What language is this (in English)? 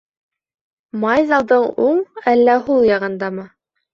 Bashkir